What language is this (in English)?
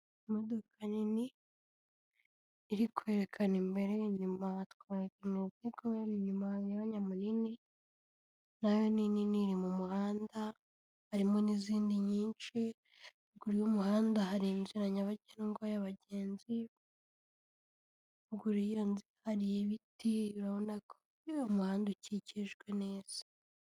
Kinyarwanda